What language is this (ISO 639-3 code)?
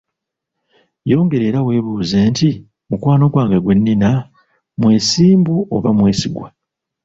lug